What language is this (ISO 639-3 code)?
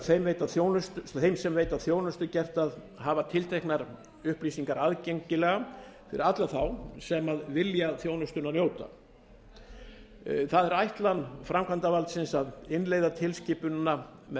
isl